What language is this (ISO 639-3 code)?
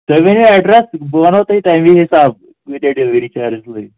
kas